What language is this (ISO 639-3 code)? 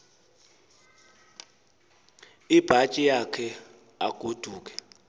xho